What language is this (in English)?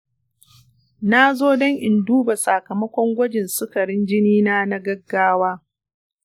Hausa